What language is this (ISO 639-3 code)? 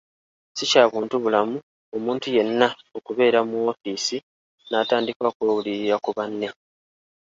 lug